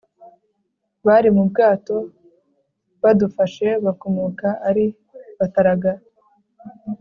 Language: Kinyarwanda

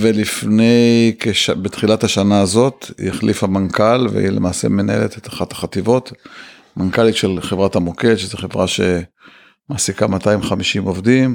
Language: Hebrew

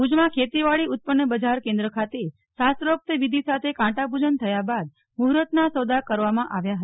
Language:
Gujarati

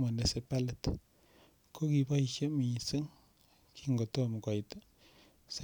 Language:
Kalenjin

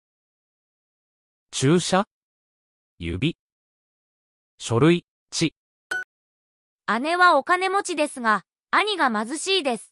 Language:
Japanese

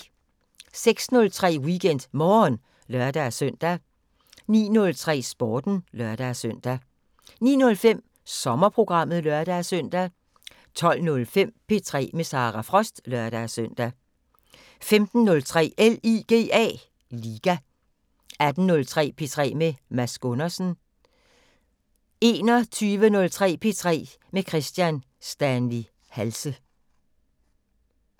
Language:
Danish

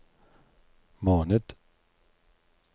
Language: Norwegian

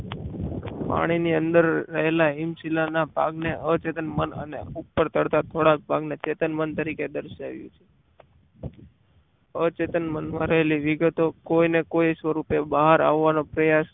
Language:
Gujarati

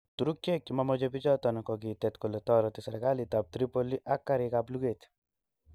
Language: Kalenjin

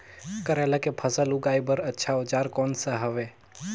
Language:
Chhattisgarhi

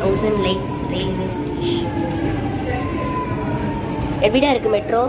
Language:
Hindi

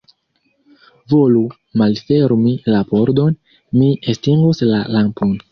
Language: Esperanto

